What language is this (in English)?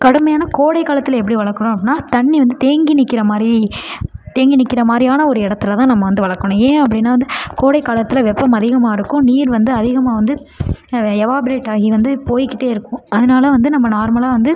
Tamil